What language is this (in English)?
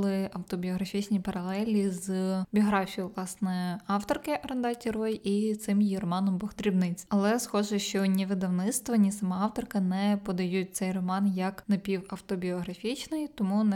Ukrainian